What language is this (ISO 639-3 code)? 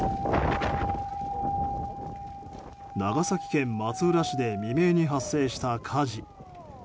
jpn